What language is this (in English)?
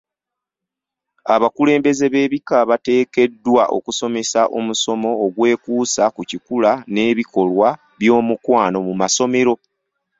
Ganda